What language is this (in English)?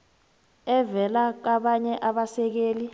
South Ndebele